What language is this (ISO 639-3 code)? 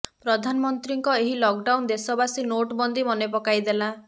ori